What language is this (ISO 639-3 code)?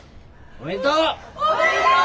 jpn